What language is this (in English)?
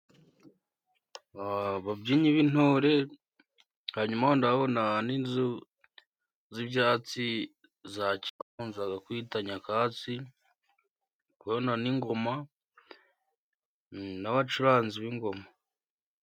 Kinyarwanda